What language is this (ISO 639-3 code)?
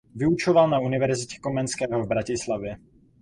ces